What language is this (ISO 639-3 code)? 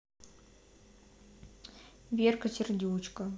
rus